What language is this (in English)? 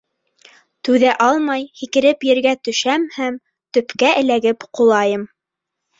Bashkir